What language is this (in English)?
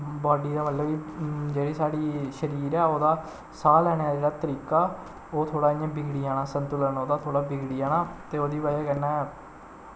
Dogri